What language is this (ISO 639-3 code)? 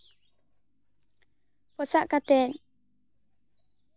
sat